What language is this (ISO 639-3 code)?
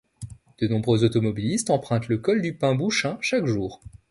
fra